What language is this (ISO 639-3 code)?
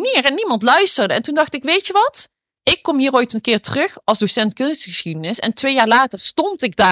nld